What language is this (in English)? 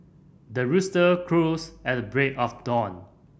English